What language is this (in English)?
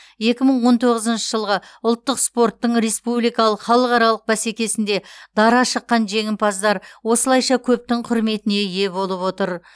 Kazakh